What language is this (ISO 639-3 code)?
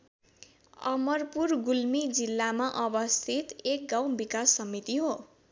nep